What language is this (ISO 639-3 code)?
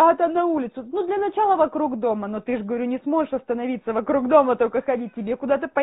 rus